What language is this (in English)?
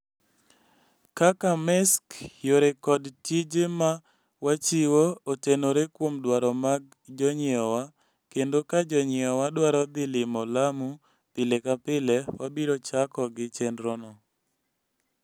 Luo (Kenya and Tanzania)